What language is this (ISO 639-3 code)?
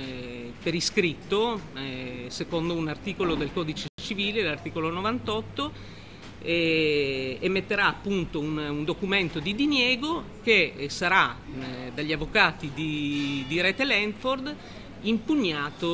ita